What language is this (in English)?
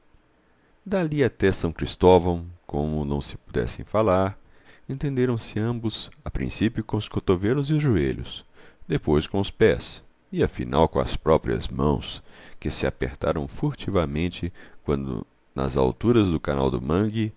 Portuguese